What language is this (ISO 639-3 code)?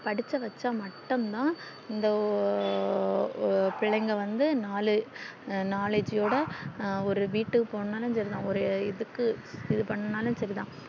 tam